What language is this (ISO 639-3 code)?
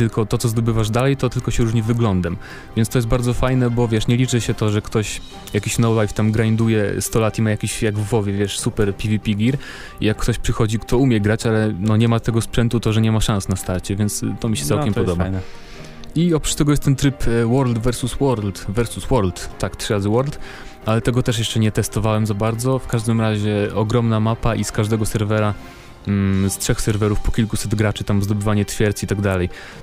pol